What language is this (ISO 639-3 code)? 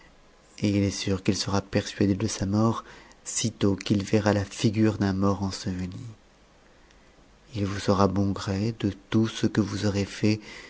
fra